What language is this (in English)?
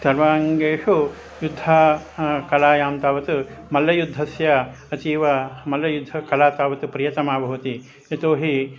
Sanskrit